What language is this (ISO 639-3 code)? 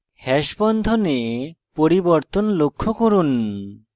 ben